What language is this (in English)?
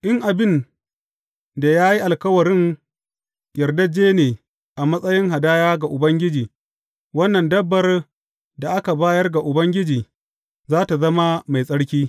Hausa